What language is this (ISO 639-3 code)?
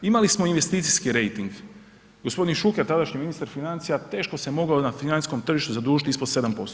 hrv